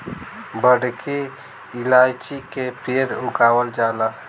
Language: Bhojpuri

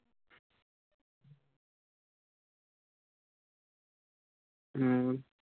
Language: Punjabi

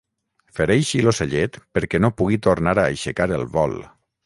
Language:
Catalan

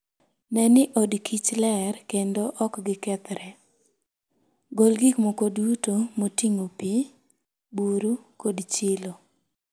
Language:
Luo (Kenya and Tanzania)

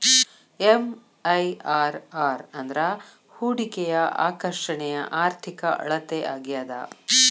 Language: Kannada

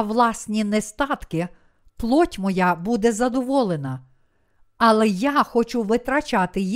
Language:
Ukrainian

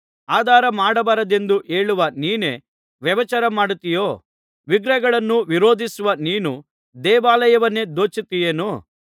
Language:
Kannada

